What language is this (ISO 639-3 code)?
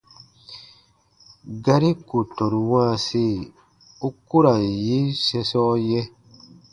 bba